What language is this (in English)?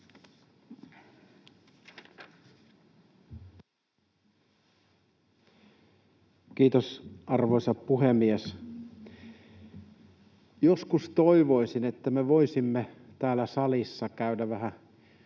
Finnish